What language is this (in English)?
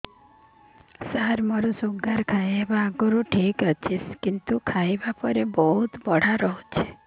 Odia